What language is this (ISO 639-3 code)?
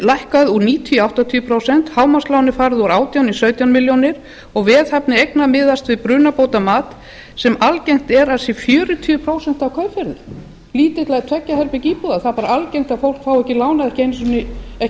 isl